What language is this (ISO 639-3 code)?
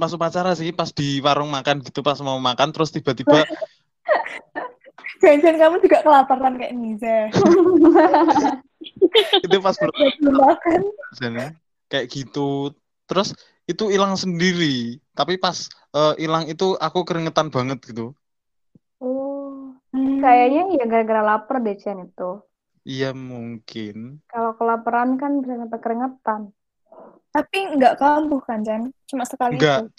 ind